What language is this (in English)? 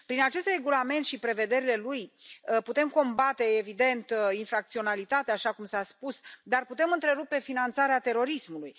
Romanian